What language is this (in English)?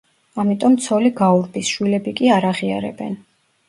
Georgian